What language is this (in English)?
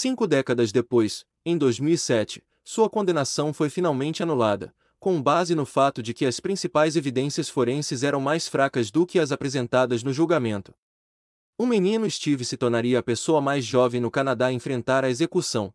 Portuguese